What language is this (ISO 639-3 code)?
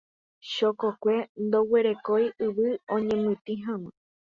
grn